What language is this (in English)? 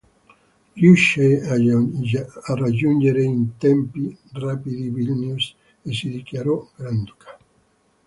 Italian